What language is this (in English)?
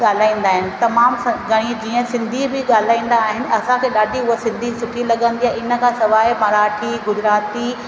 Sindhi